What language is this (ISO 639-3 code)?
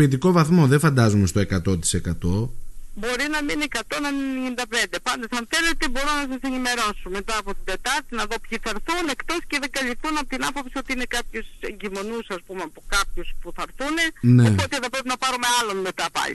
ell